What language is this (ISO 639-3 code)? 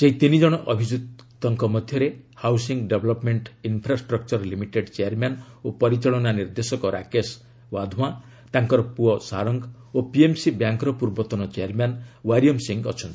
ori